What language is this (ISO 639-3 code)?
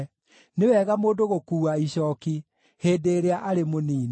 kik